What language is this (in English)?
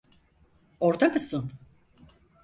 Turkish